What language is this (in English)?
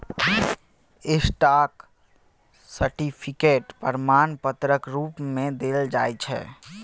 Maithili